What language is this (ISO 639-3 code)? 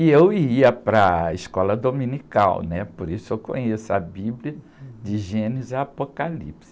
por